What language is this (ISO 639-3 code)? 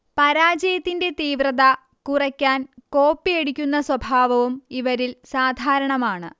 mal